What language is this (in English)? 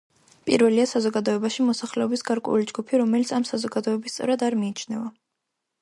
Georgian